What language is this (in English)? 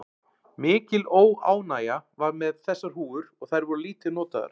Icelandic